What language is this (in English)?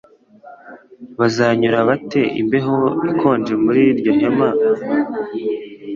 Kinyarwanda